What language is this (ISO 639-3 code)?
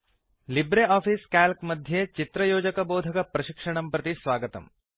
san